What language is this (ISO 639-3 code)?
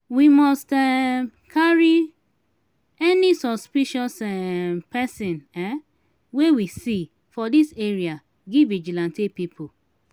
pcm